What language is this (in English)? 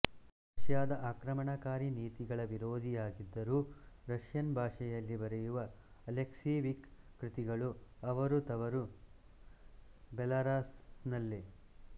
Kannada